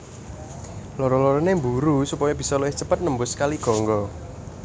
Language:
Javanese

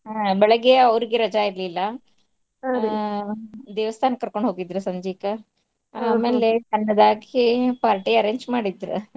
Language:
Kannada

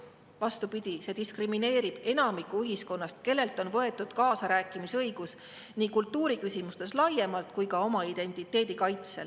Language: Estonian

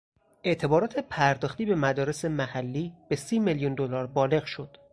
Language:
Persian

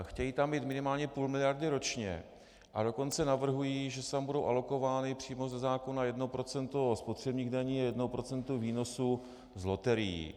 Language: Czech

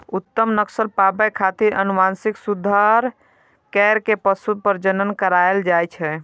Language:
Maithili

